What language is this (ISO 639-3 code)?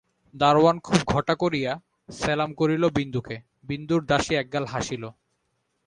ben